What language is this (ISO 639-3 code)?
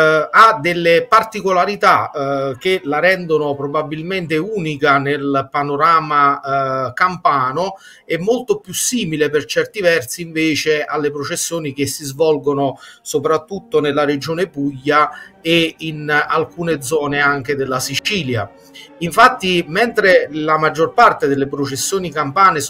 ita